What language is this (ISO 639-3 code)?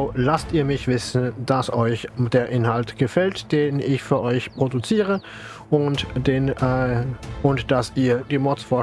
deu